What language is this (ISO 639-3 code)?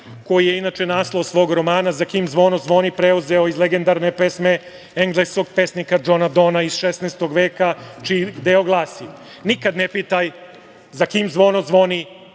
srp